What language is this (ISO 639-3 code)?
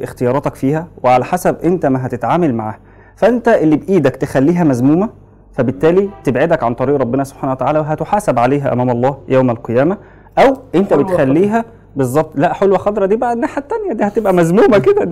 ara